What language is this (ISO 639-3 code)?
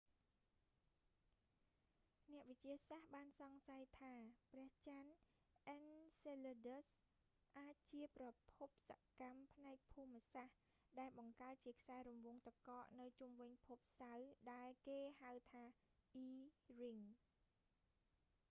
khm